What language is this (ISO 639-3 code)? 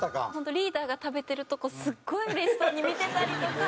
jpn